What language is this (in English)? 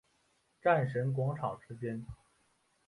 Chinese